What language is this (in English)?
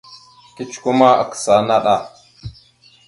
Mada (Cameroon)